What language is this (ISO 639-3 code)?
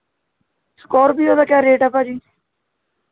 pan